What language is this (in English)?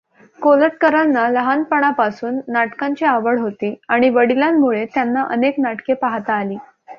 Marathi